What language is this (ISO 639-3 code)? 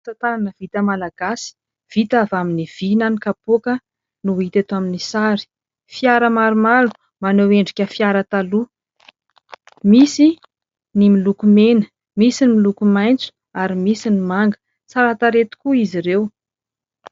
mlg